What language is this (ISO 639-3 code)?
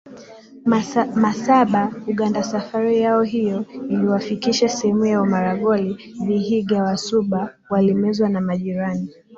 swa